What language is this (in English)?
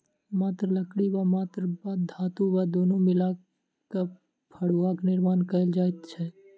Maithili